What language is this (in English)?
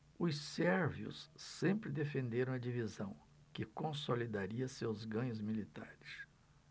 Portuguese